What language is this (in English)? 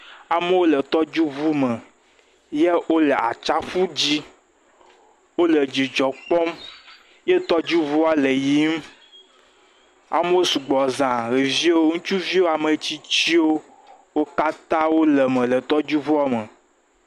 Ewe